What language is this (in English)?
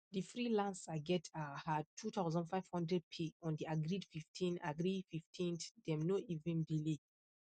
Nigerian Pidgin